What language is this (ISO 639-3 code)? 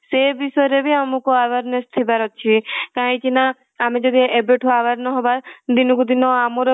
ori